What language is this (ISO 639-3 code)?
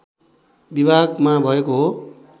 nep